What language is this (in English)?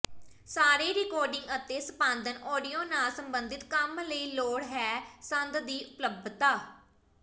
Punjabi